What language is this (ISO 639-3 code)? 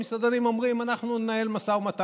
heb